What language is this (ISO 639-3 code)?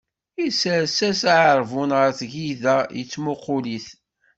kab